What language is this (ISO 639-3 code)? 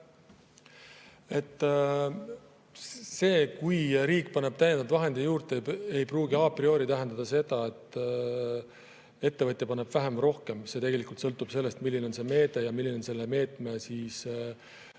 est